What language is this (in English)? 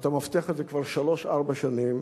Hebrew